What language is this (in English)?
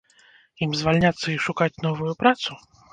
Belarusian